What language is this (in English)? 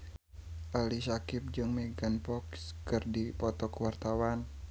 Sundanese